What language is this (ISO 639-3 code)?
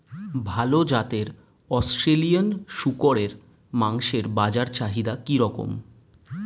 ben